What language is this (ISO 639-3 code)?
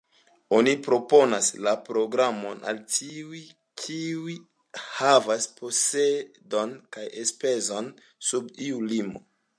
epo